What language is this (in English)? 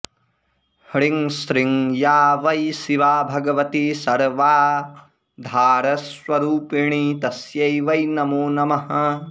Sanskrit